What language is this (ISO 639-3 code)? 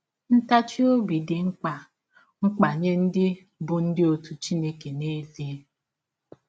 ibo